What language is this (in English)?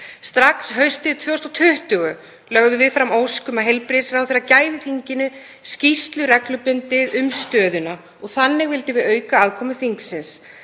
Icelandic